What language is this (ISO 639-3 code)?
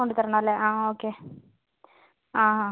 mal